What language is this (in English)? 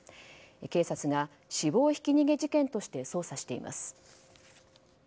Japanese